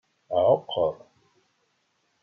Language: Kabyle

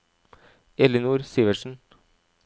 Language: Norwegian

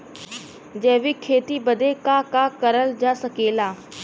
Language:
Bhojpuri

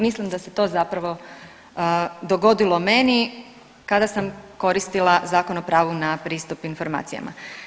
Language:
Croatian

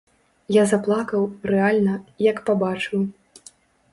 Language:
Belarusian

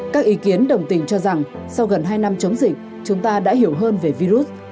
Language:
Vietnamese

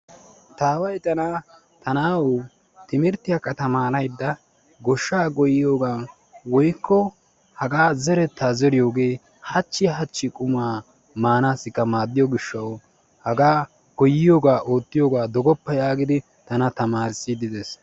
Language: Wolaytta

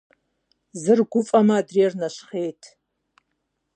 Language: Kabardian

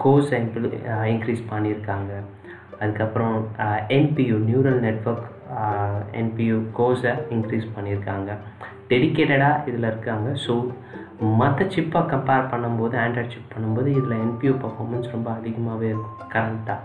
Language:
Tamil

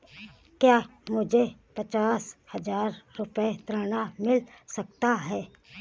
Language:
Hindi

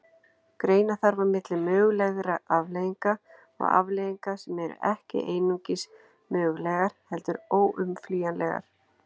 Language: Icelandic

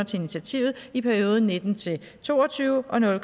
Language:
Danish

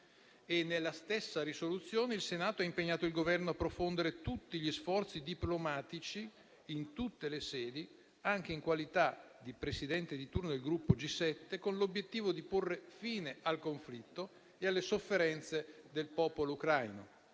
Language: Italian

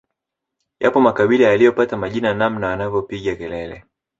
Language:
Swahili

